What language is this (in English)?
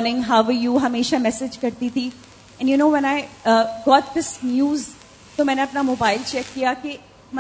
Urdu